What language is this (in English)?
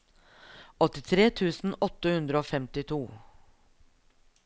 Norwegian